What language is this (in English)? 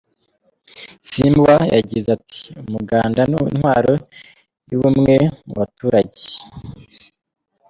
Kinyarwanda